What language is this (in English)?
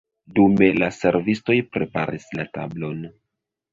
Esperanto